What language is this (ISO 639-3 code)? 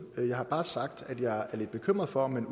dan